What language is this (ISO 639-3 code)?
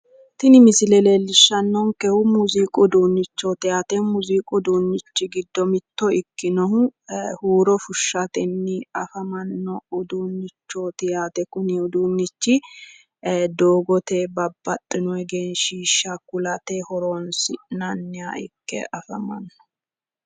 sid